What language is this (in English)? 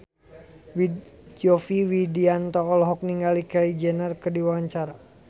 Sundanese